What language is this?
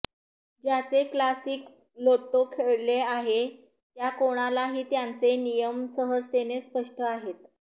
Marathi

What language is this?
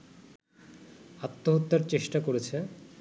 Bangla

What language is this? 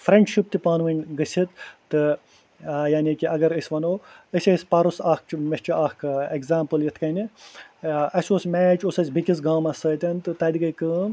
Kashmiri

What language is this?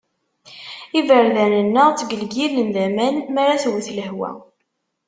Kabyle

